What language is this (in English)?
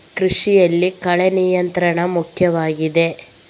Kannada